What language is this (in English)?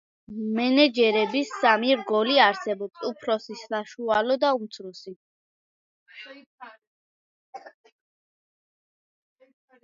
Georgian